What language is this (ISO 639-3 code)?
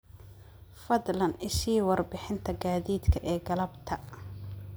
som